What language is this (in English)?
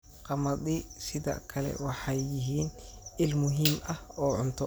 Somali